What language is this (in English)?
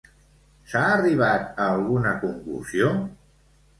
Catalan